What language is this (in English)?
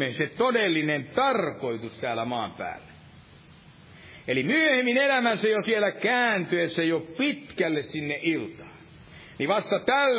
Finnish